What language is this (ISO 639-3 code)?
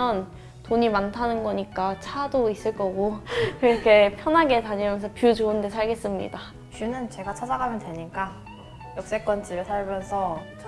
kor